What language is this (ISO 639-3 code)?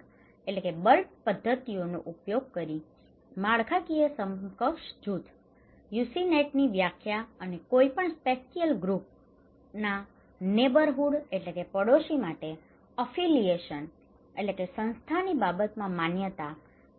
guj